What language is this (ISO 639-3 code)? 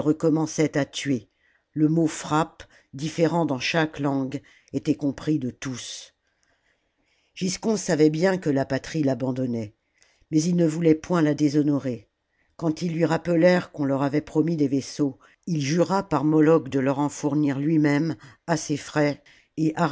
fra